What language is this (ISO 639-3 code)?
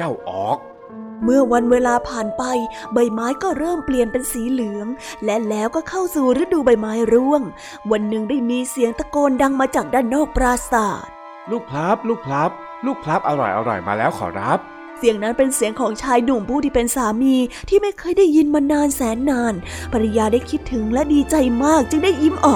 tha